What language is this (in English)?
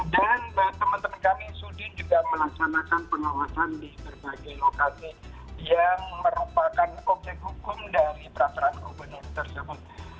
Indonesian